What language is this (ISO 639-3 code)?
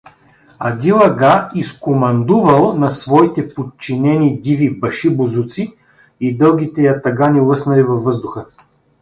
bul